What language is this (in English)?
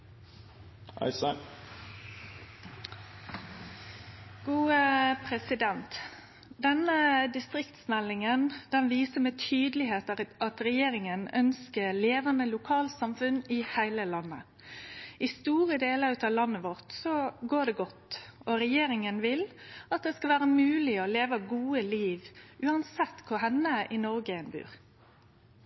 Norwegian Nynorsk